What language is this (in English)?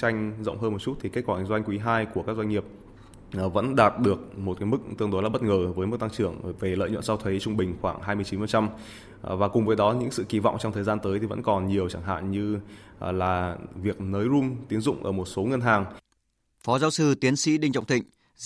Vietnamese